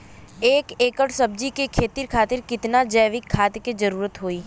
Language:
Bhojpuri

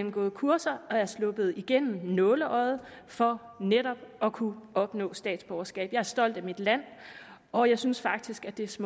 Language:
Danish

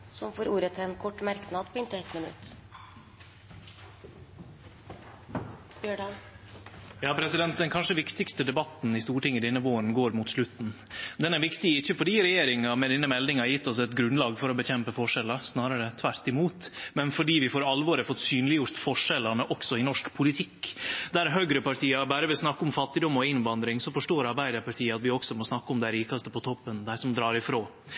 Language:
Norwegian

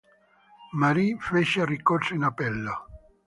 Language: Italian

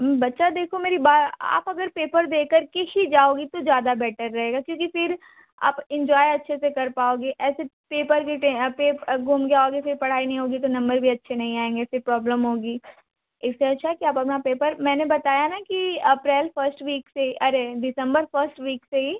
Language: Hindi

